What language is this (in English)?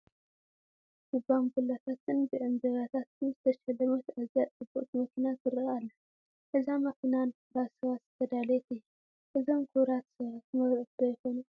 Tigrinya